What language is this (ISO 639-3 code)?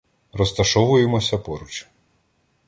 ukr